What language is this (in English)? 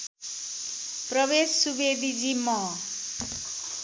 Nepali